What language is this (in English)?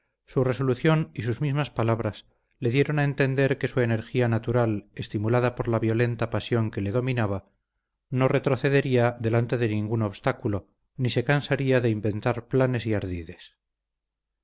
Spanish